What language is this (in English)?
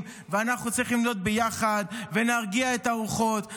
Hebrew